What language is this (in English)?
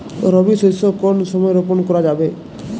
Bangla